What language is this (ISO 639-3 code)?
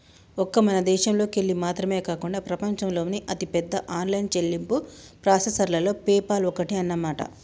tel